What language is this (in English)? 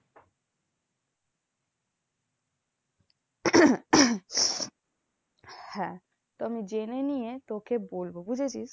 Bangla